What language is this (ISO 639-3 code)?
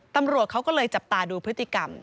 tha